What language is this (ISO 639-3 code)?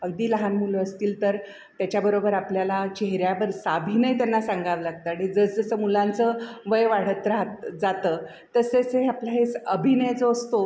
mar